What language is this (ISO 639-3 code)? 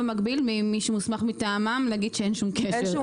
heb